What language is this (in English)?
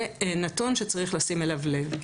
Hebrew